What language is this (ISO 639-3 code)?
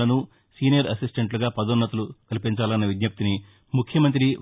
tel